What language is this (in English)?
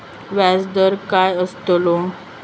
Marathi